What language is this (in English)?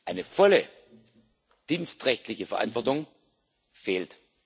German